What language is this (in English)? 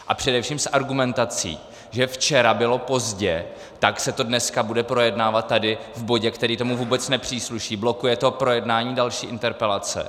Czech